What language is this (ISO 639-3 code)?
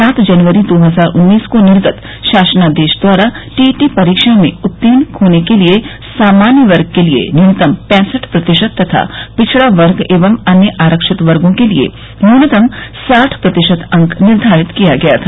hin